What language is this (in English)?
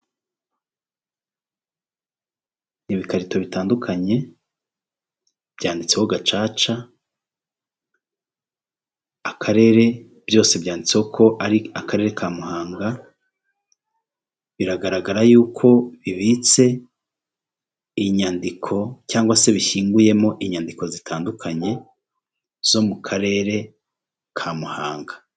Kinyarwanda